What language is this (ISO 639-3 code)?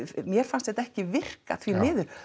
isl